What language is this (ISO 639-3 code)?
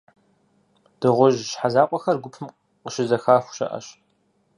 kbd